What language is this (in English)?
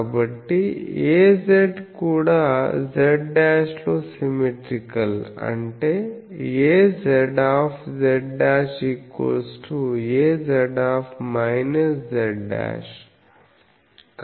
Telugu